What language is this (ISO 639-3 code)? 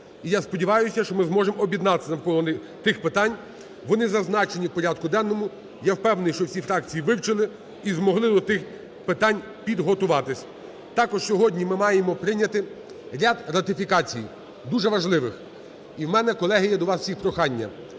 ukr